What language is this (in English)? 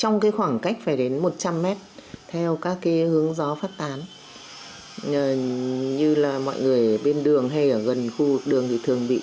Vietnamese